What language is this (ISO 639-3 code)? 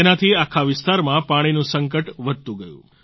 guj